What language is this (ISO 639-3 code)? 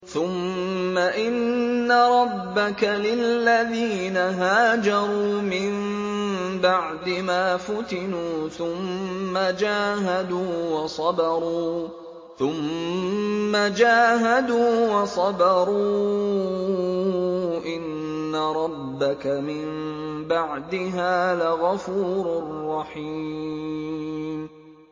ara